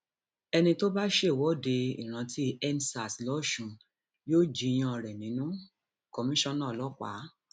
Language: Yoruba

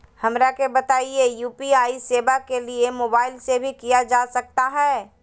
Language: Magahi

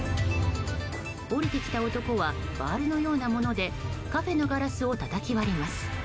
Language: Japanese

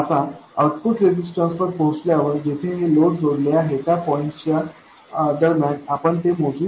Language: Marathi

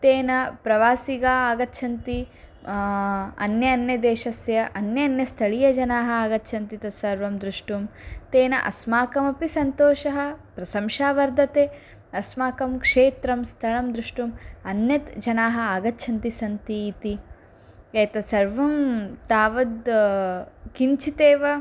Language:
Sanskrit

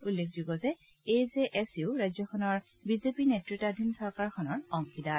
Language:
Assamese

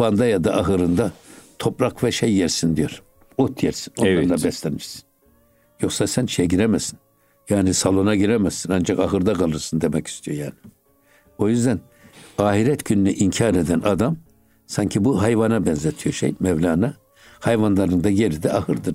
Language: Turkish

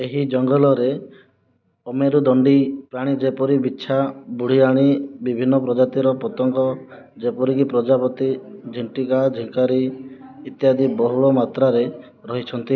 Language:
Odia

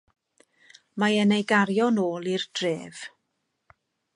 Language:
Welsh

